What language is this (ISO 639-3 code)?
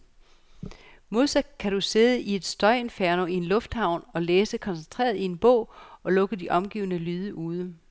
dan